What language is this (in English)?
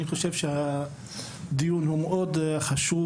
Hebrew